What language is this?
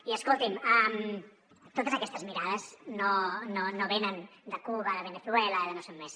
Catalan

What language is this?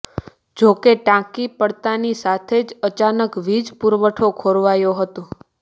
Gujarati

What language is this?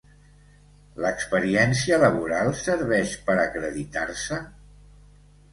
Catalan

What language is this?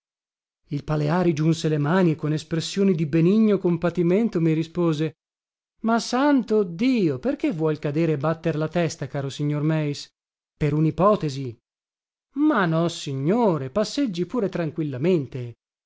Italian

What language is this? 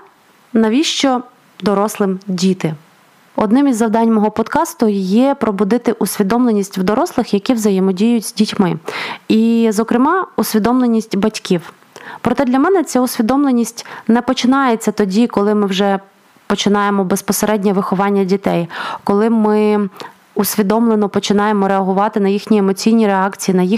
Ukrainian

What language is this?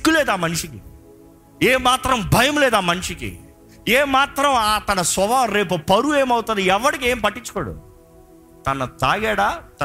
Telugu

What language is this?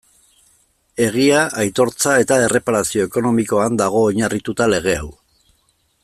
Basque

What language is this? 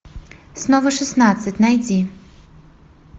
Russian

